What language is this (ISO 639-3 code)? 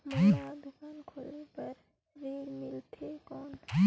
hne